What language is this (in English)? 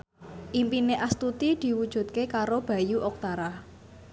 Javanese